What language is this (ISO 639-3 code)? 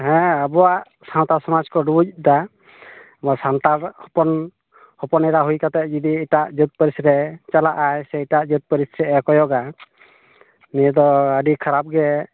sat